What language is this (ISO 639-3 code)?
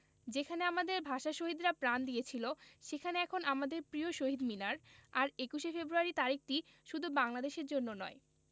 ben